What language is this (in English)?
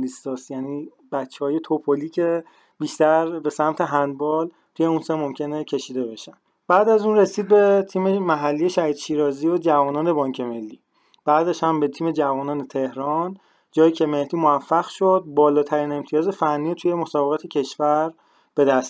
Persian